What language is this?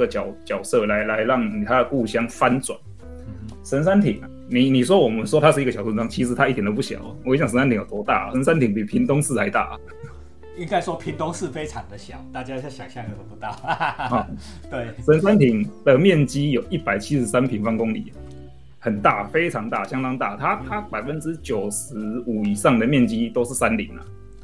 Chinese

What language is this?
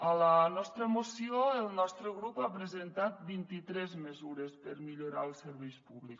Catalan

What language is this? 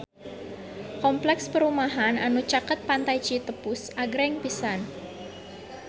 Sundanese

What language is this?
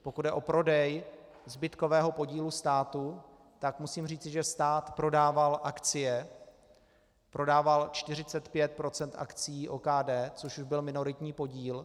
Czech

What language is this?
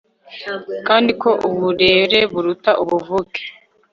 Kinyarwanda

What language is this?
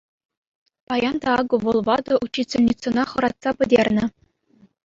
Chuvash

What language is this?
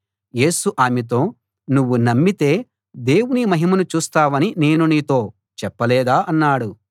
Telugu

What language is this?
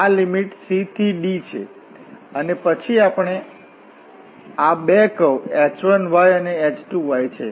Gujarati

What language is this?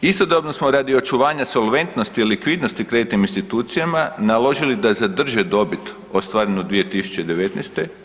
Croatian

